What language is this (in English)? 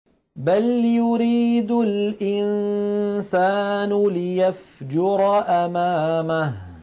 Arabic